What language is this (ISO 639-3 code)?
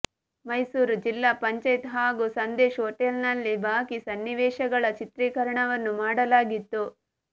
kan